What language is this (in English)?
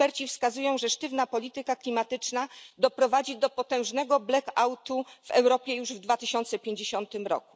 Polish